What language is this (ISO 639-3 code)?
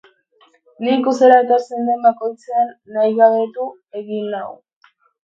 eus